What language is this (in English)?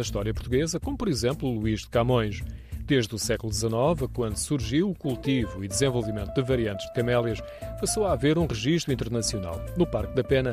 Portuguese